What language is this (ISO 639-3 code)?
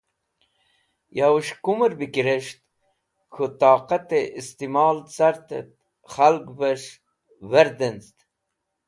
wbl